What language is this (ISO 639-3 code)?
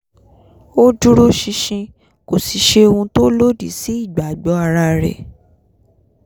yor